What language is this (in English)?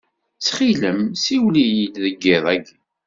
Kabyle